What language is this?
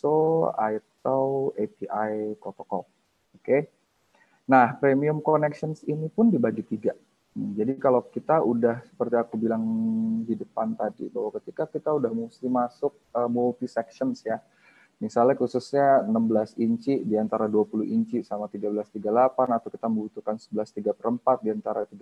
Indonesian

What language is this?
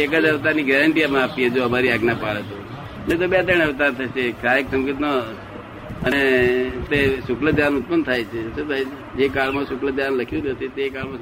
Gujarati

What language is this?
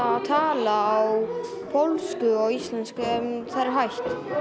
Icelandic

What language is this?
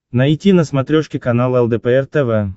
Russian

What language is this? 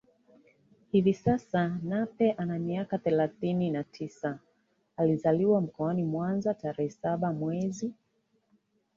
Swahili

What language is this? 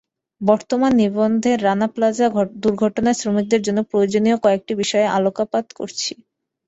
Bangla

